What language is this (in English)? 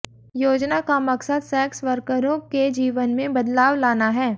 Hindi